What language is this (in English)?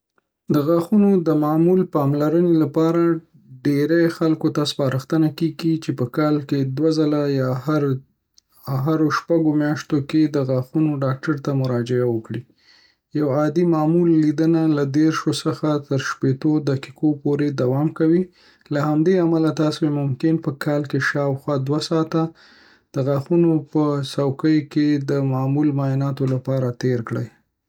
Pashto